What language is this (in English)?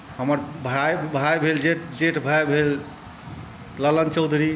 Maithili